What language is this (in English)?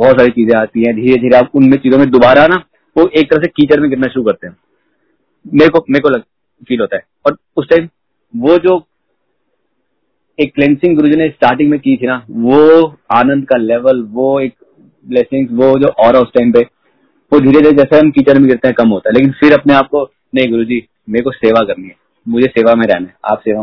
Hindi